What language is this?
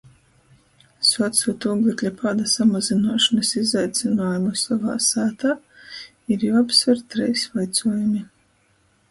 Latgalian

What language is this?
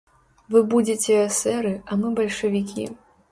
Belarusian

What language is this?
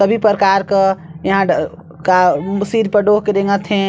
Chhattisgarhi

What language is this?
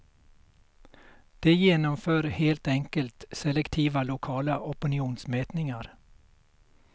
Swedish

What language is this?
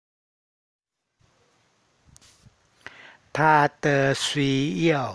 Thai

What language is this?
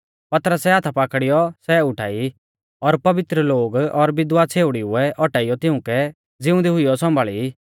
Mahasu Pahari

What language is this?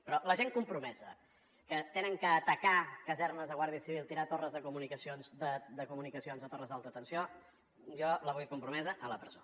Catalan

